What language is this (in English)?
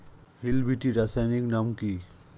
Bangla